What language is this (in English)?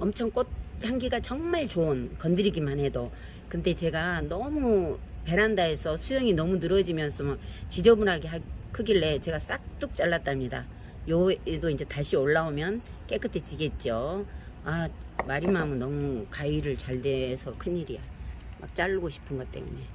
Korean